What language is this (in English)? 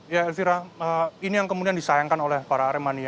Indonesian